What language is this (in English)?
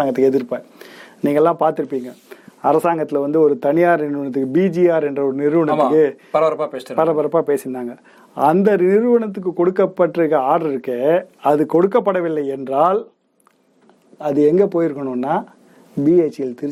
Tamil